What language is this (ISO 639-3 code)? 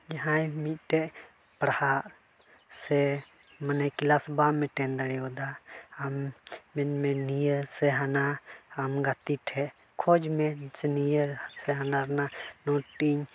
sat